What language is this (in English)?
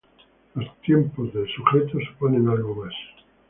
Spanish